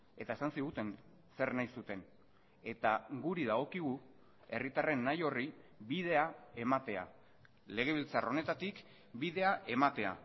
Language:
Basque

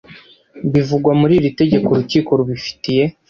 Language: Kinyarwanda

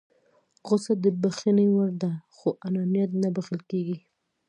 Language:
Pashto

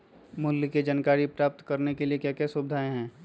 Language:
Magahi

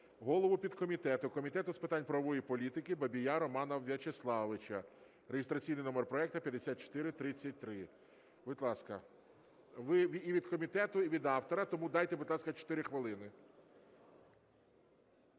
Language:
Ukrainian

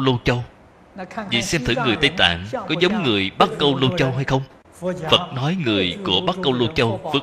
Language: Vietnamese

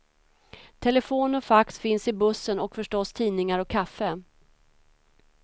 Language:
Swedish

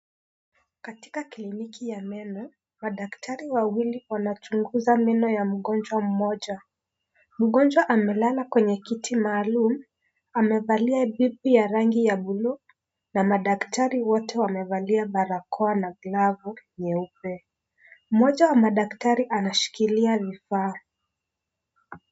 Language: Swahili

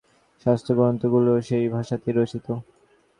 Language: Bangla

